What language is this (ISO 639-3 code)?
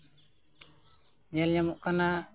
sat